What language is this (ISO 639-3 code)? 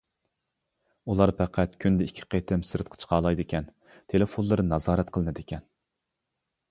uig